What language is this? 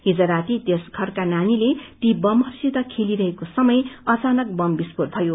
Nepali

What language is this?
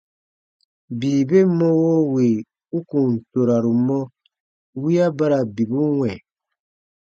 Baatonum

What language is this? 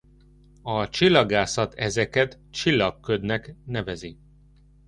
Hungarian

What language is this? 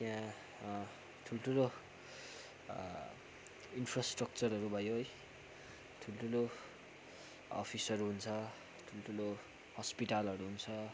Nepali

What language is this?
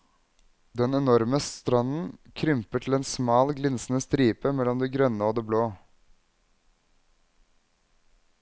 Norwegian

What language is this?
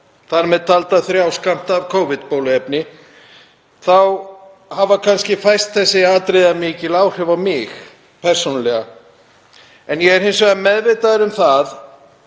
Icelandic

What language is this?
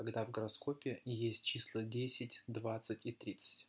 Russian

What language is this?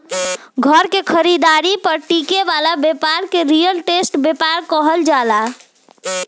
Bhojpuri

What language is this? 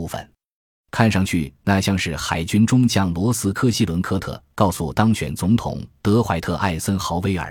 Chinese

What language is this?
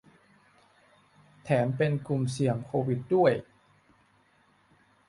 Thai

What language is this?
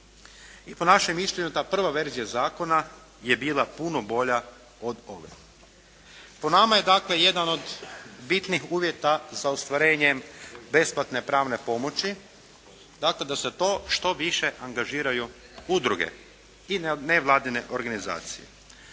Croatian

